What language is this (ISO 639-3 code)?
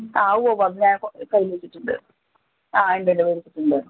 mal